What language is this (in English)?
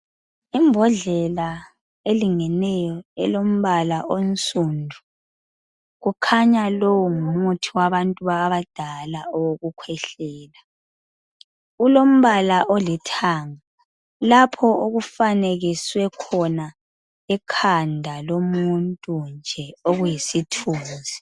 North Ndebele